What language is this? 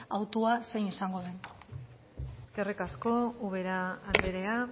Basque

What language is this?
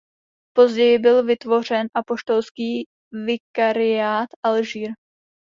Czech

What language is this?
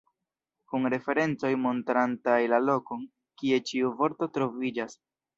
Esperanto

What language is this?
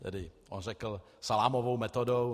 Czech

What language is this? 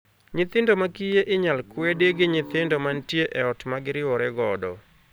Luo (Kenya and Tanzania)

